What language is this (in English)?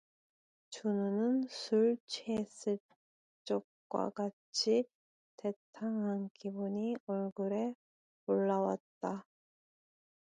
Korean